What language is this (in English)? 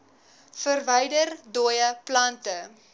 Afrikaans